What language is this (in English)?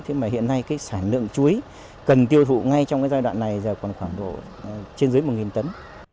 Vietnamese